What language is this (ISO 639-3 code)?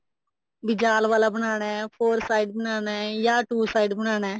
pan